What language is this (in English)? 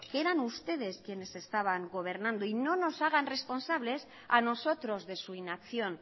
Spanish